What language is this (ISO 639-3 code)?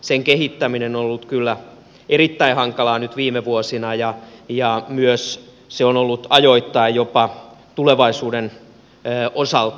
fin